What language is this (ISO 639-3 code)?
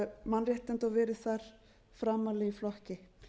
isl